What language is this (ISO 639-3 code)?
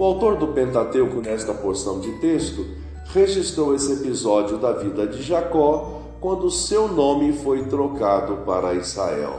por